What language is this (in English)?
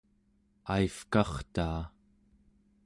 Central Yupik